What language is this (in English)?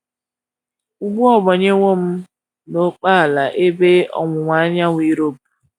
Igbo